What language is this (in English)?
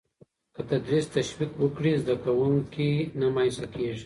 Pashto